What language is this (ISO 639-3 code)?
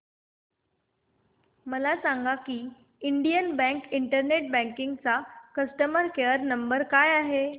mar